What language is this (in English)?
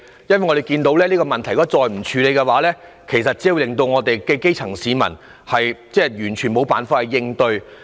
Cantonese